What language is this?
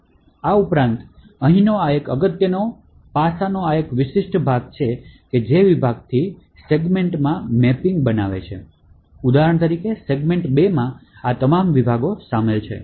Gujarati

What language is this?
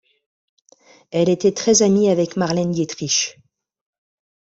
French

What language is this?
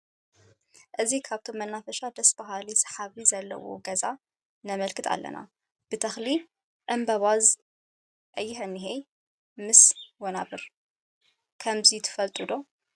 Tigrinya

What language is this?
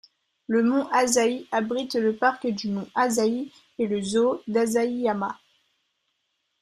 French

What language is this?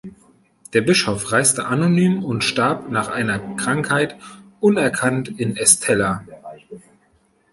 German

